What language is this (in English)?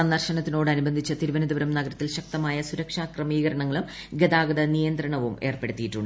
Malayalam